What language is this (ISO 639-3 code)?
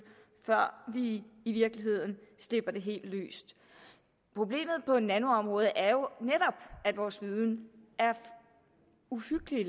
dan